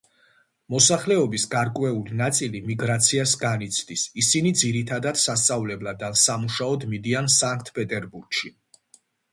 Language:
Georgian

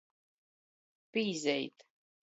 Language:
Latgalian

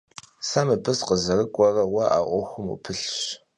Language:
Kabardian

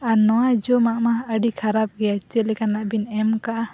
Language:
Santali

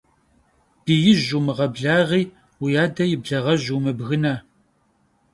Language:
Kabardian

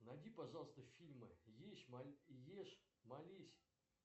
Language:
Russian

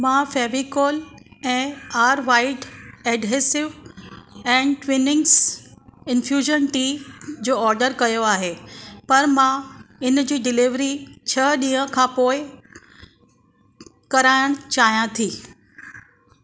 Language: Sindhi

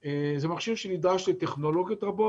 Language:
Hebrew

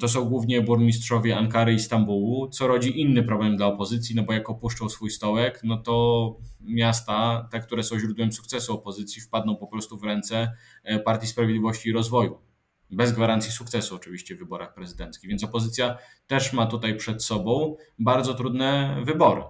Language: Polish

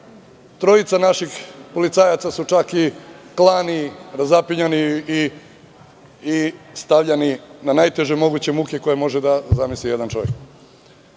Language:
Serbian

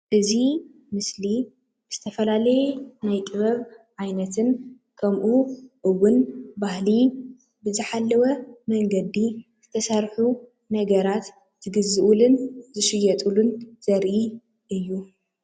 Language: Tigrinya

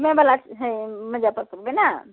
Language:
Maithili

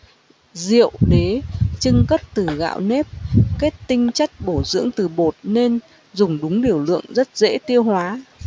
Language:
Vietnamese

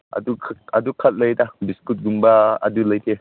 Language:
Manipuri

